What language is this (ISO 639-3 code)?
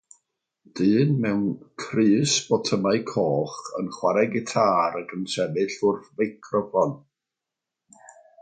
cym